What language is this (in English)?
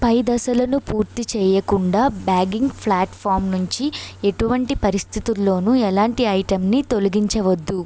Telugu